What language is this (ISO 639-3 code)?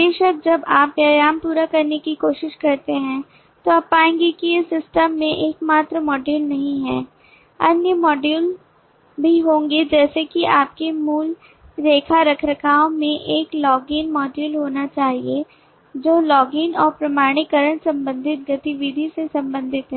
hin